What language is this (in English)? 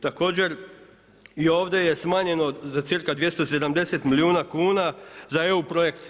Croatian